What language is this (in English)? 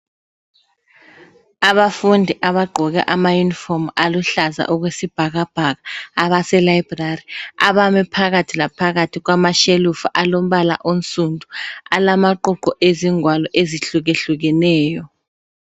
North Ndebele